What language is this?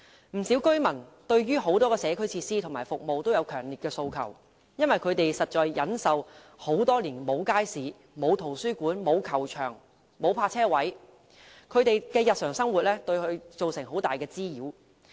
Cantonese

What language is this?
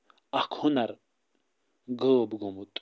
Kashmiri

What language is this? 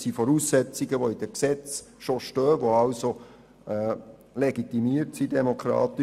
Swiss German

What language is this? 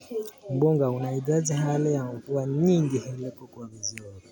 Kalenjin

